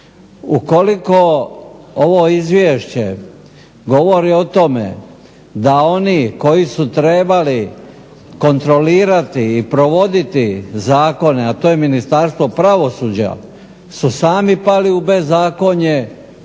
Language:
Croatian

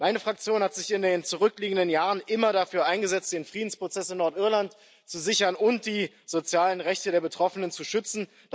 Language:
German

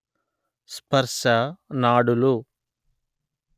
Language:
Telugu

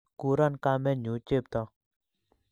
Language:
Kalenjin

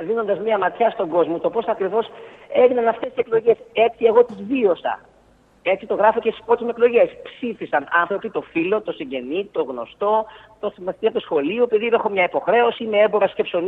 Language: Greek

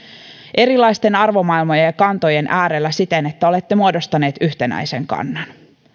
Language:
Finnish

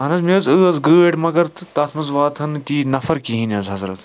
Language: Kashmiri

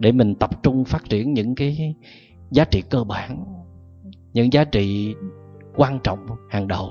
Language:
Vietnamese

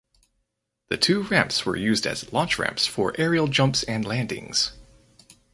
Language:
English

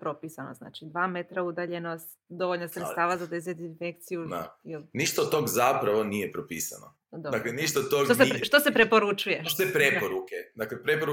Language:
Croatian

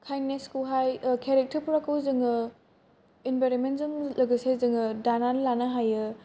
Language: Bodo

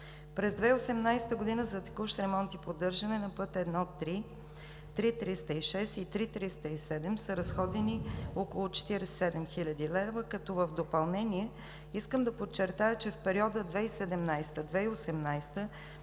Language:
Bulgarian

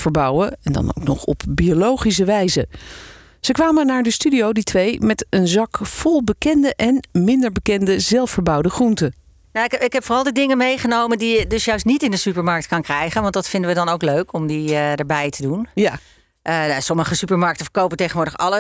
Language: Dutch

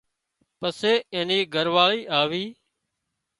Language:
Wadiyara Koli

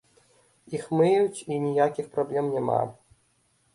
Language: Belarusian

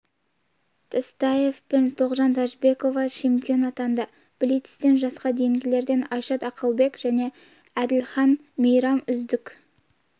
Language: Kazakh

